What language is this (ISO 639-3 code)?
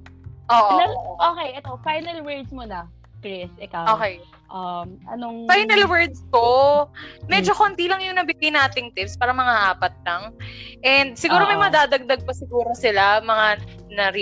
fil